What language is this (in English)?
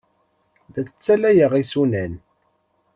Kabyle